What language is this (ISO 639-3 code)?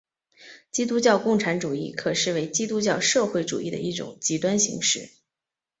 zho